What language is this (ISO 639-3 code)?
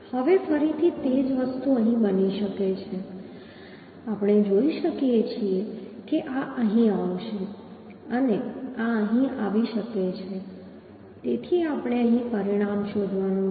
guj